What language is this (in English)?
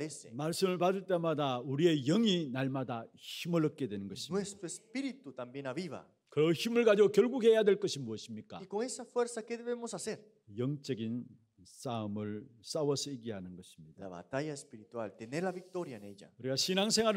Korean